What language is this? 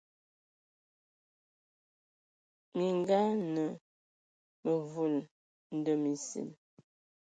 Ewondo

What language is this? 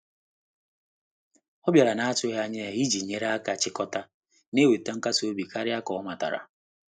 Igbo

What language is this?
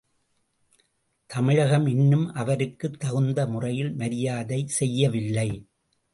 Tamil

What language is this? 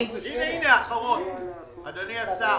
Hebrew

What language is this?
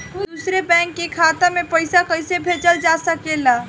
Bhojpuri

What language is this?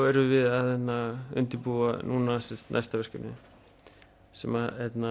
Icelandic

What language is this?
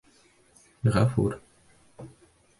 Bashkir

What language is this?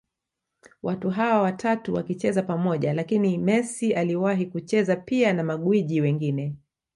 Swahili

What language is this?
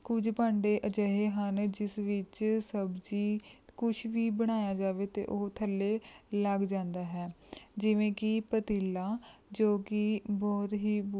Punjabi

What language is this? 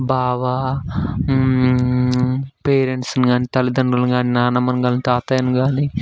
Telugu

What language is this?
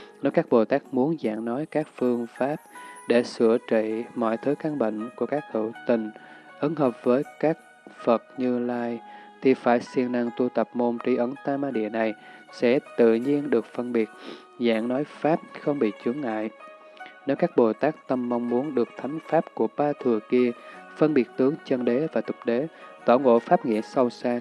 Vietnamese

